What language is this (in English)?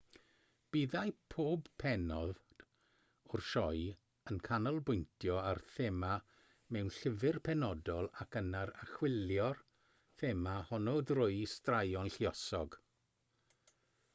Welsh